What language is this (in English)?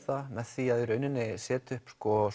Icelandic